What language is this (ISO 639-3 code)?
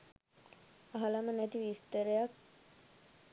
sin